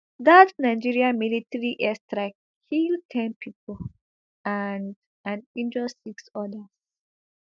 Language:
Nigerian Pidgin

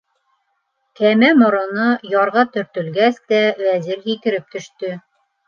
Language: Bashkir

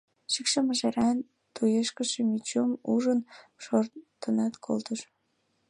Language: Mari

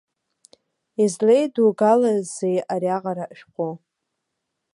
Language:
Abkhazian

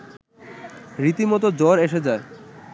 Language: Bangla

